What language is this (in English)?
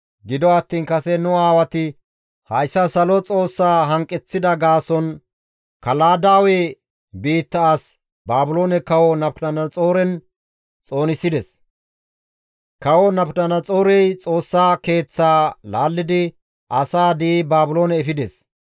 Gamo